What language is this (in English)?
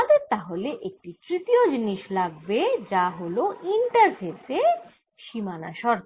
Bangla